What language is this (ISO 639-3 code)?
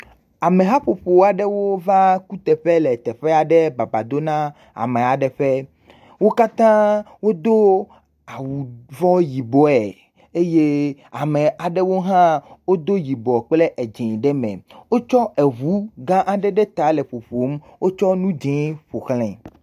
ewe